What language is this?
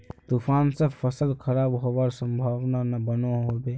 Magahi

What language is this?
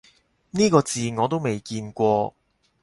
Cantonese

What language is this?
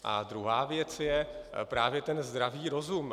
Czech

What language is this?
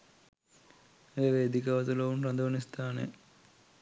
Sinhala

